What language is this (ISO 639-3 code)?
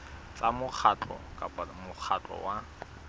sot